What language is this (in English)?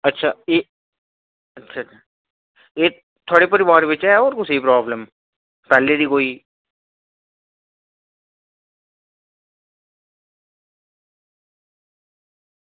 Dogri